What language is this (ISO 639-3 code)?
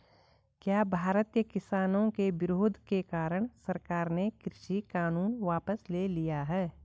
hin